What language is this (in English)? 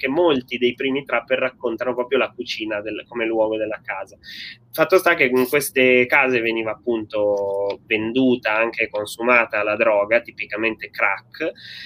Italian